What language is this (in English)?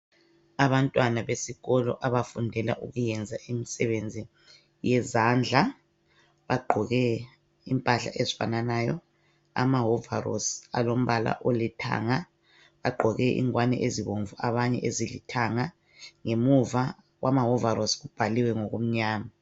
North Ndebele